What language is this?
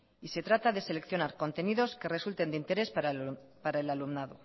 Spanish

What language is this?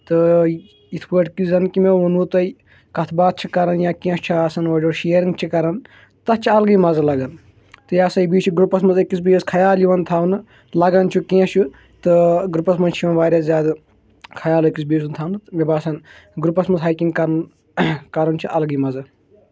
Kashmiri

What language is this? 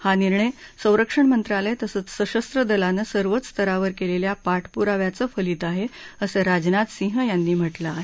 Marathi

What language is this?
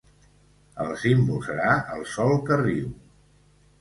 Catalan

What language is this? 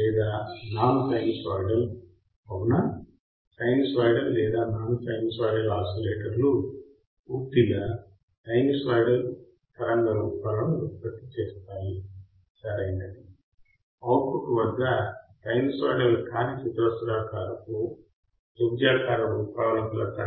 Telugu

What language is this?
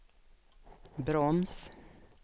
Swedish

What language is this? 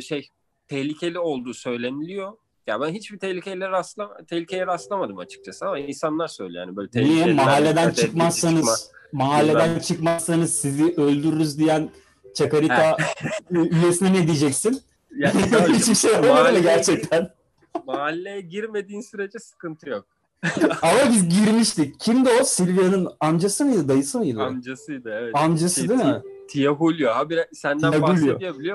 Turkish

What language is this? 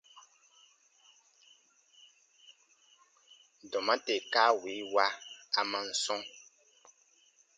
Baatonum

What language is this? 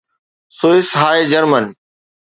Sindhi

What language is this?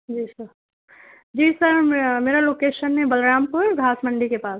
Urdu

